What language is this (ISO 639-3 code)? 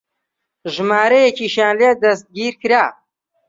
ckb